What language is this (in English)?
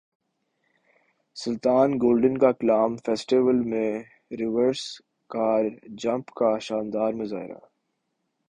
Urdu